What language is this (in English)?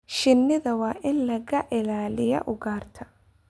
Somali